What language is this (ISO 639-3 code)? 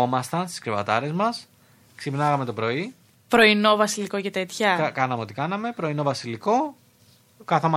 ell